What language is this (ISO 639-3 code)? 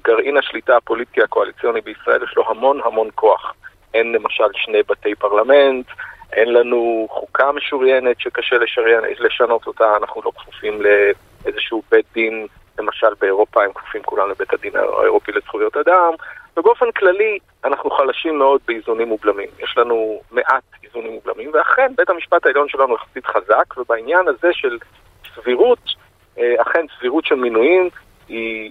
heb